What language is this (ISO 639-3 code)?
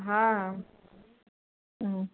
snd